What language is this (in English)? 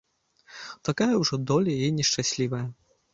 Belarusian